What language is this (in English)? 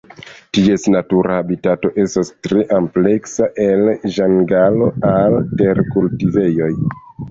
Esperanto